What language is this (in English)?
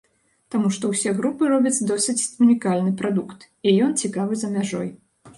Belarusian